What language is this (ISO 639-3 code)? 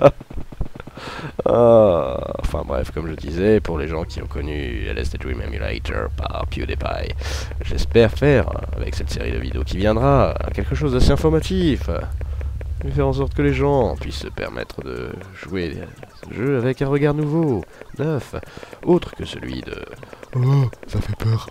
fra